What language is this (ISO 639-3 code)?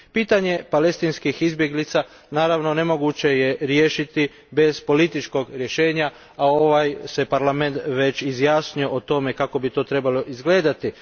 hrv